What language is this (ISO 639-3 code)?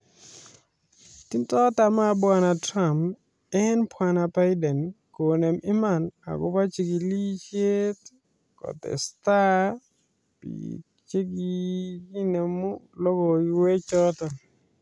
kln